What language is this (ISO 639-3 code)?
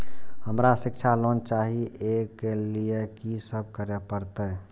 mai